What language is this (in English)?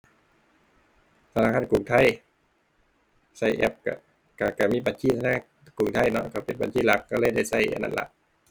Thai